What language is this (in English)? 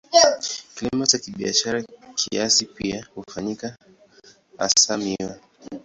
Swahili